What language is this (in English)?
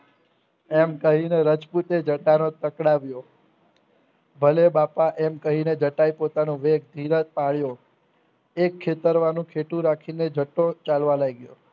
Gujarati